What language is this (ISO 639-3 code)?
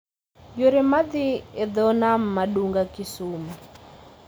luo